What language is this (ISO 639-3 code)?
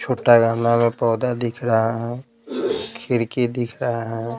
hin